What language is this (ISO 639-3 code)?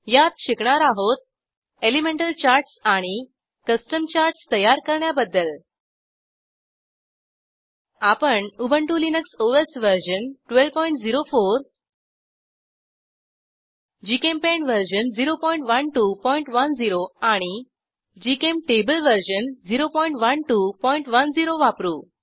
mar